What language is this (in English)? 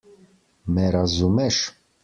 Slovenian